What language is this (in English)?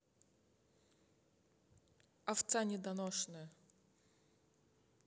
Russian